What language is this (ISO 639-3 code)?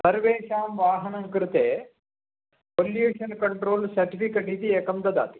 san